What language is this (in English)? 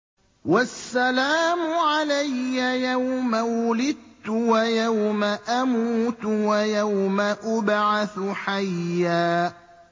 Arabic